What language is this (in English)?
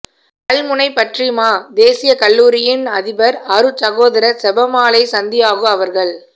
Tamil